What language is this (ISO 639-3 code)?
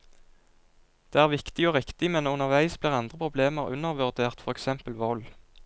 nor